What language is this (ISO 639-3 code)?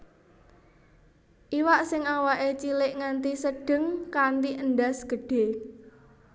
jav